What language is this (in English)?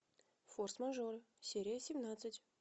Russian